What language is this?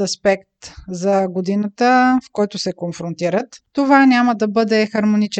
Bulgarian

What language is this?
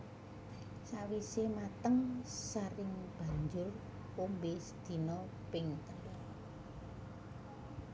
Javanese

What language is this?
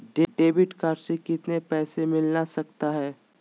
Magahi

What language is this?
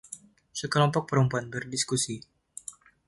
Indonesian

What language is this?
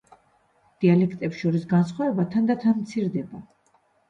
Georgian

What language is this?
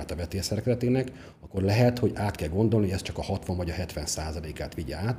Hungarian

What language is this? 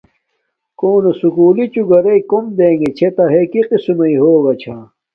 Domaaki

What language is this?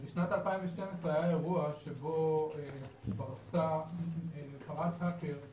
Hebrew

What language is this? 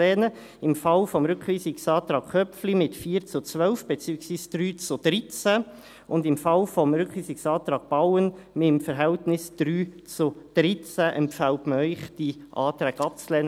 Swiss German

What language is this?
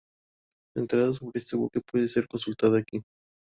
Spanish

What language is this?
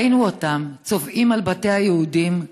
Hebrew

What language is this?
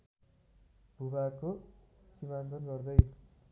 Nepali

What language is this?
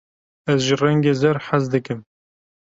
Kurdish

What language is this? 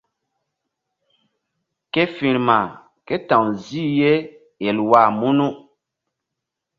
Mbum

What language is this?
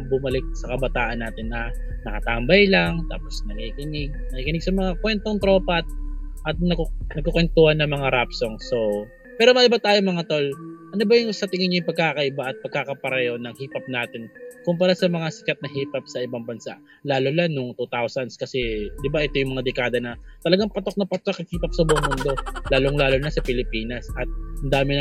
Filipino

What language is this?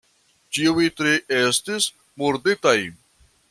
Esperanto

